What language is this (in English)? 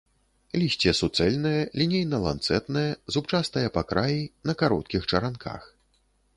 Belarusian